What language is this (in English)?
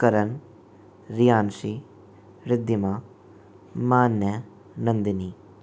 Hindi